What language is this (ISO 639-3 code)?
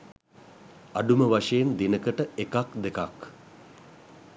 sin